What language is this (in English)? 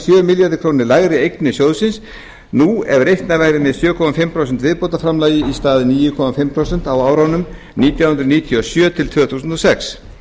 Icelandic